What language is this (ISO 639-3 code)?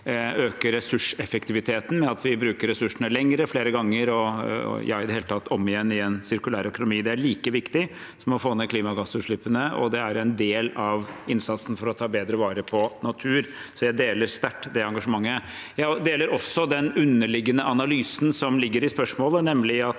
nor